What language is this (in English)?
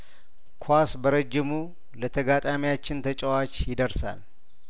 Amharic